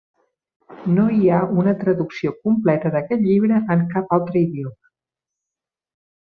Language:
Catalan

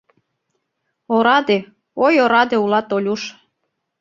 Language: Mari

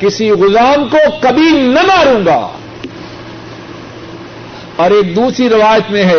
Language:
Urdu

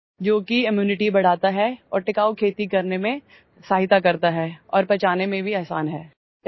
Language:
Odia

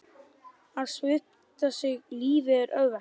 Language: Icelandic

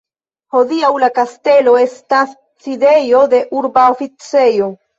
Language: Esperanto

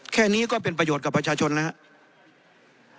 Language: Thai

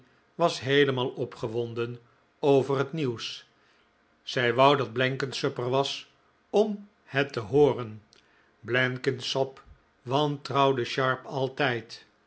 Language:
Dutch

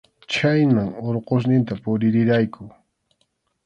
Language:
Arequipa-La Unión Quechua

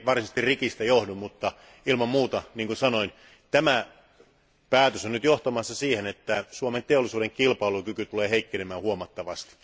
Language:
Finnish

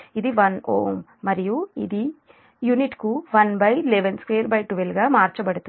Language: Telugu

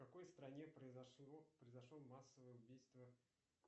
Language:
Russian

